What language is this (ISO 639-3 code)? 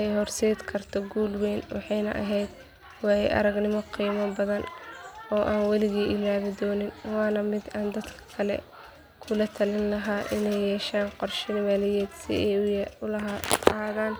som